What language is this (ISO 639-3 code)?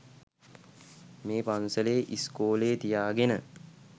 sin